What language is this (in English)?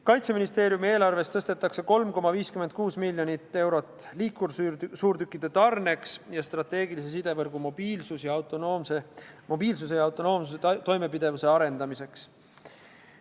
Estonian